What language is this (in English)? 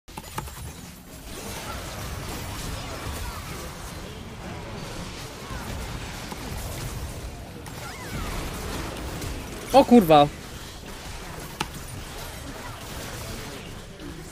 Polish